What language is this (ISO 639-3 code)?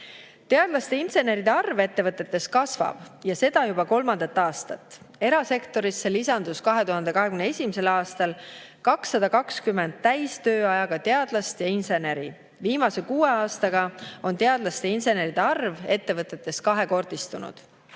est